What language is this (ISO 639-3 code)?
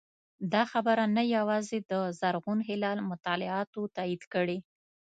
pus